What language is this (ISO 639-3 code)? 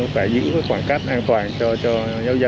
vie